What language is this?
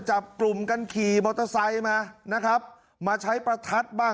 Thai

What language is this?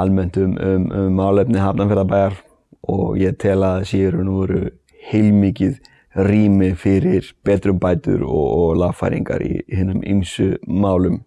Icelandic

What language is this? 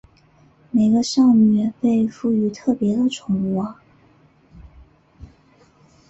Chinese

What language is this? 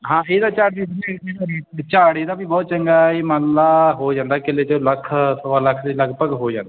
Punjabi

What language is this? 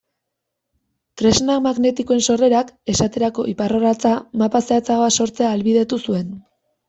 Basque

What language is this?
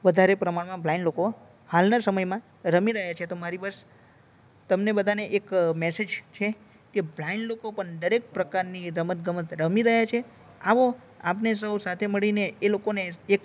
Gujarati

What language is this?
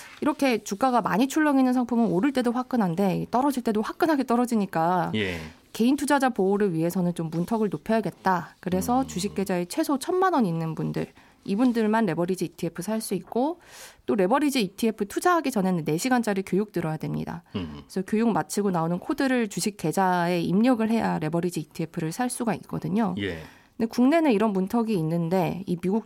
Korean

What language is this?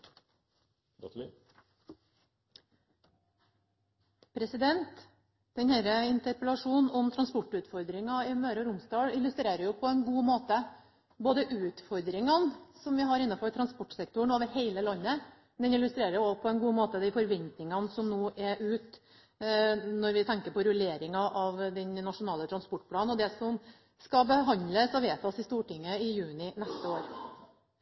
Norwegian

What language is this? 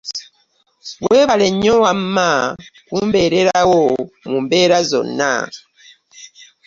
Ganda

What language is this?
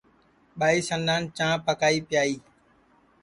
Sansi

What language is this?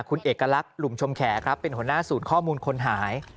Thai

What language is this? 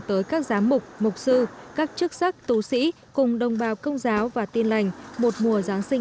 Vietnamese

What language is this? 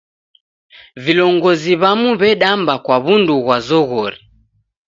Taita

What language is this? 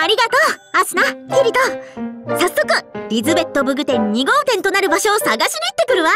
Japanese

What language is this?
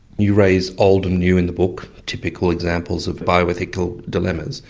English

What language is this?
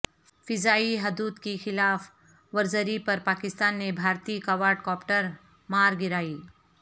Urdu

